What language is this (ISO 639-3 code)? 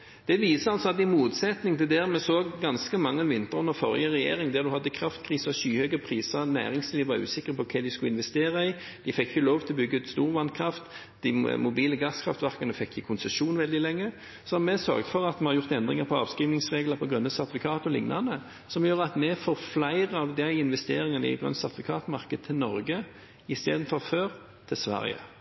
nob